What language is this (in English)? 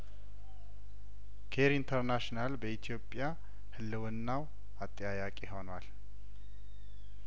Amharic